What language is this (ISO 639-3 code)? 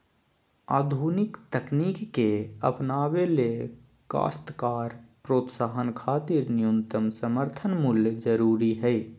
mag